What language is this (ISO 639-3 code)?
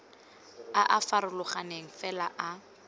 tsn